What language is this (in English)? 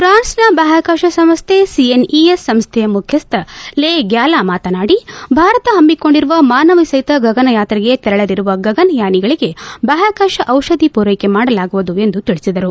Kannada